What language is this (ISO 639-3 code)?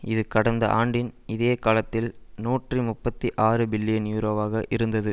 tam